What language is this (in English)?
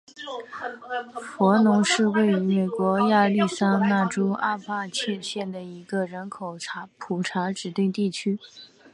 Chinese